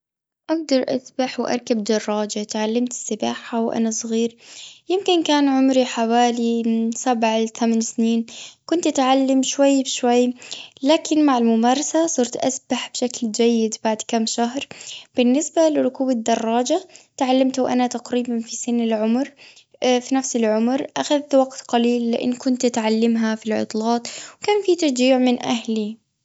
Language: Gulf Arabic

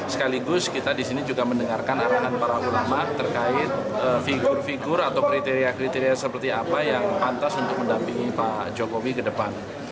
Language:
Indonesian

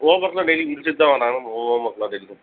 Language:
Tamil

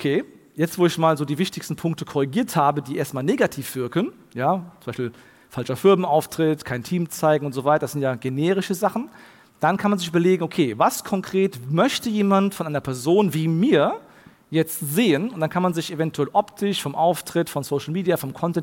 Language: German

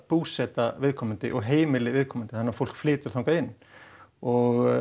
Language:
Icelandic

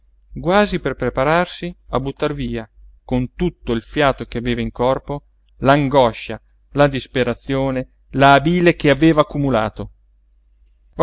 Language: Italian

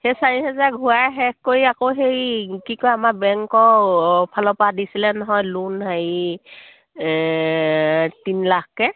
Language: Assamese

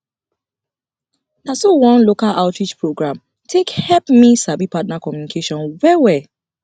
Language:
Nigerian Pidgin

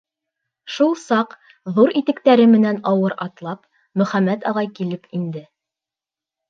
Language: Bashkir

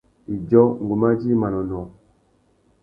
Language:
Tuki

